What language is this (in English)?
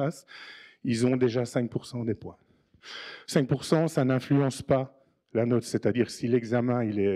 French